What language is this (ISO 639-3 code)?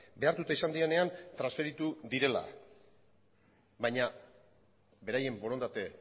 eus